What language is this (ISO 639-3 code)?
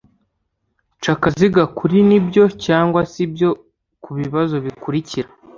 kin